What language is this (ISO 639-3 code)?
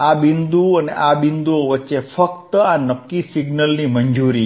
guj